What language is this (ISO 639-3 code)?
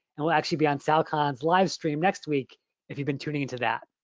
eng